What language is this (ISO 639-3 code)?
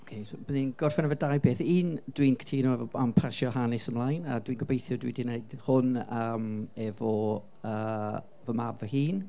cym